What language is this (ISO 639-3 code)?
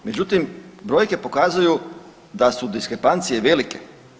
hrv